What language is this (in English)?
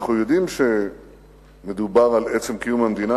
Hebrew